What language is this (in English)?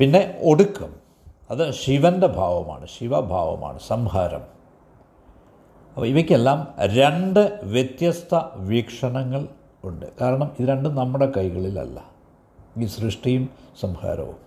Malayalam